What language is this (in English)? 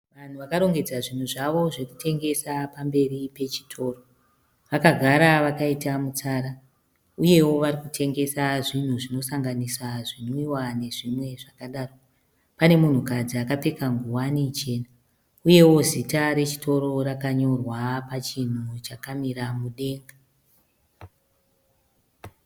Shona